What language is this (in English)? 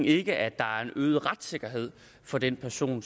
Danish